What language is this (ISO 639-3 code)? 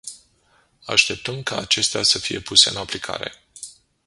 ron